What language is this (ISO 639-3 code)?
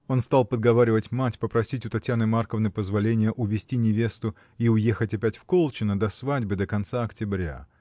rus